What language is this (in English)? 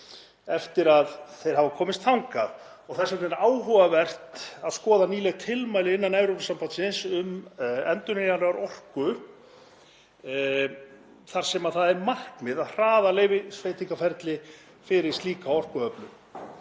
Icelandic